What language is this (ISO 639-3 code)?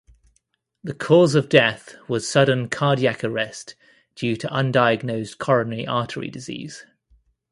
eng